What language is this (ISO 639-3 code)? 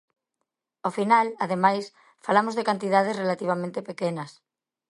glg